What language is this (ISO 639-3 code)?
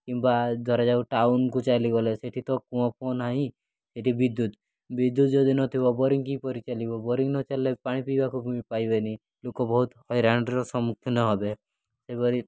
ori